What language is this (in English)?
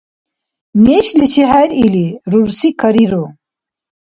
Dargwa